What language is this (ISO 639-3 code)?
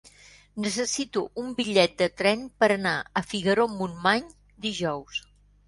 cat